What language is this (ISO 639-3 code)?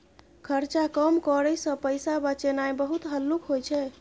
mai